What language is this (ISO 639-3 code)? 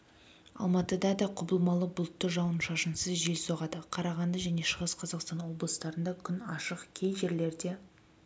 kaz